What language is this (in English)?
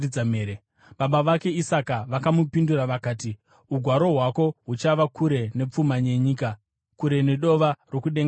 Shona